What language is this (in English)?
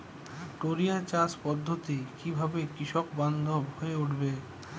Bangla